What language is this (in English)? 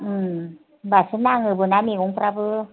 Bodo